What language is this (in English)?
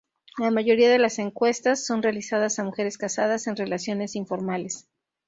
Spanish